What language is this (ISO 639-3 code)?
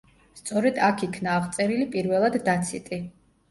kat